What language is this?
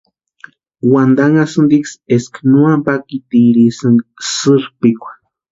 Western Highland Purepecha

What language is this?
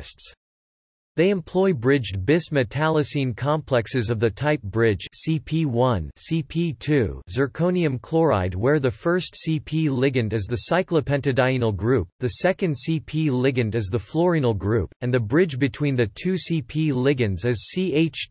English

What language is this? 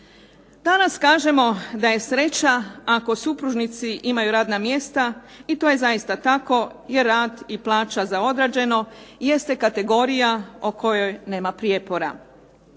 Croatian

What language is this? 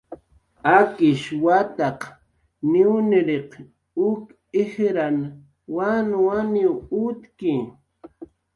Jaqaru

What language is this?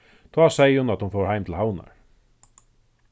Faroese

